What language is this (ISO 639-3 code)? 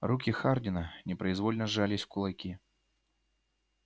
rus